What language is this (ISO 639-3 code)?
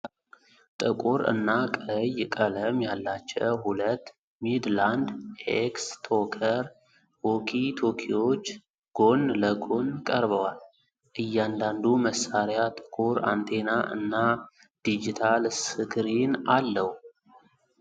amh